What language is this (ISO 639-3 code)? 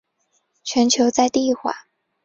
zho